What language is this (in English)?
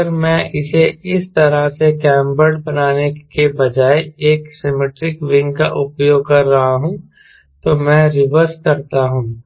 Hindi